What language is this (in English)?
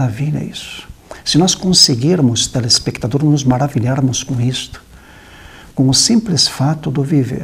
Portuguese